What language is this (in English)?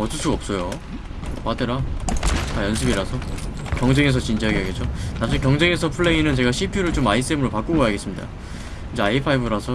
Korean